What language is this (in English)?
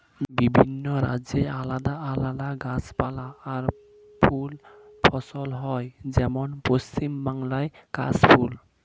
Bangla